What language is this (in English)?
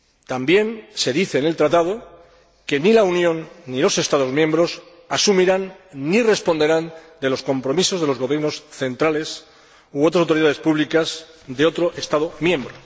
Spanish